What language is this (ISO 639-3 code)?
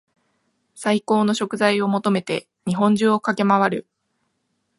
jpn